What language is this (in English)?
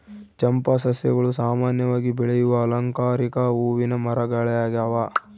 Kannada